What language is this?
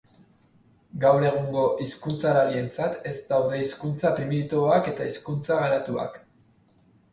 Basque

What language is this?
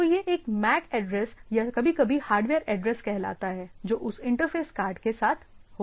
Hindi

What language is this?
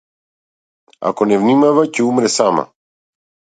Macedonian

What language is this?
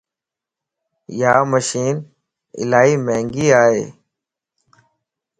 Lasi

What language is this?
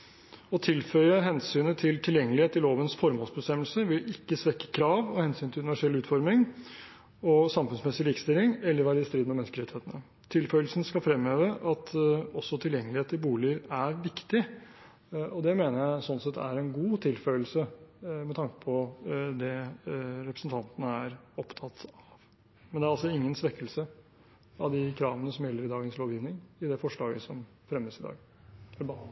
Norwegian Bokmål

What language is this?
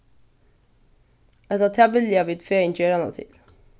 Faroese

